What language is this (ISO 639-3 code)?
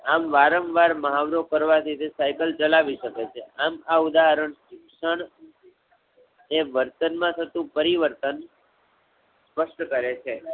guj